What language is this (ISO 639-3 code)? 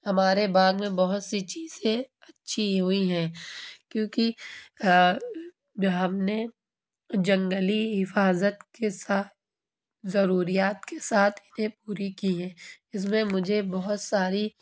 urd